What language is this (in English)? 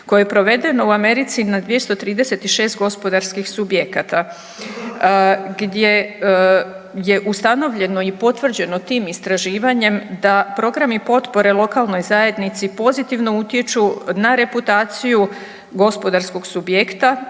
Croatian